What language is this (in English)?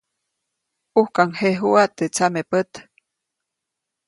Copainalá Zoque